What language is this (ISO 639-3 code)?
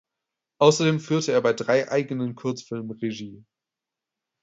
deu